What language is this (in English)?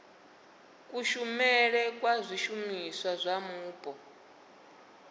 Venda